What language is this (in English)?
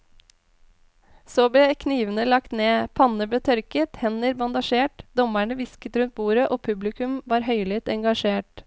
Norwegian